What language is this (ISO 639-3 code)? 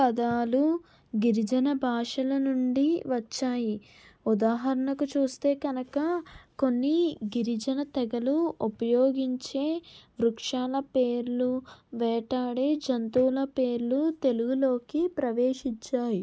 tel